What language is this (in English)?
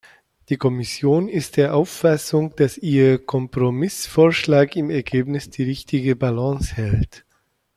German